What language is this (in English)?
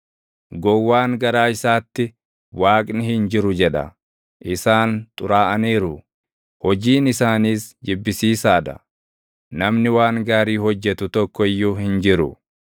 Oromo